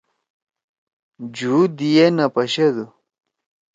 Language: Torwali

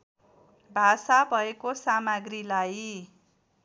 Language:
Nepali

